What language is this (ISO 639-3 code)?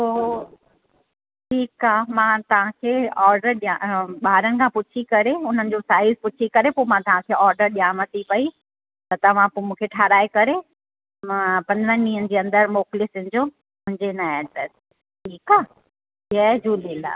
snd